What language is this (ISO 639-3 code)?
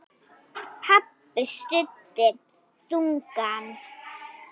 isl